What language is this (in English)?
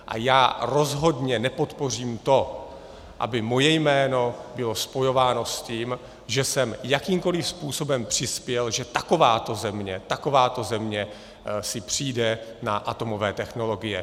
Czech